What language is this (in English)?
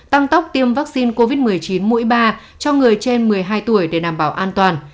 Vietnamese